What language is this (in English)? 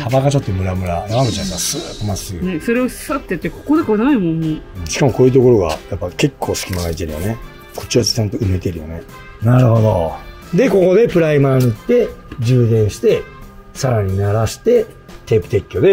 Japanese